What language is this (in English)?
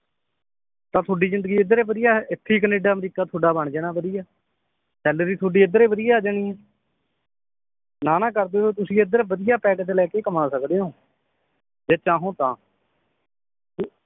Punjabi